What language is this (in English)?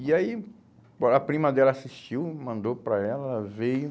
Portuguese